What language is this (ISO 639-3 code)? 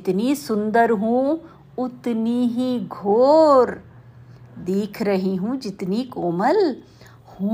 hin